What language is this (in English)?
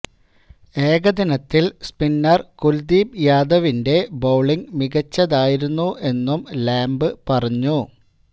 Malayalam